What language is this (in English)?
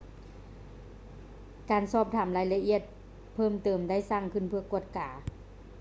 Lao